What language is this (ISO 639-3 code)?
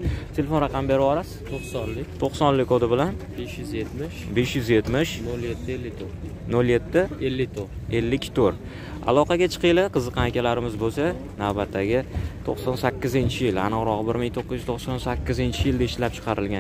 tur